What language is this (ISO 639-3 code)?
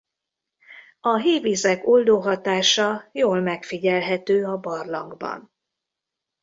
hun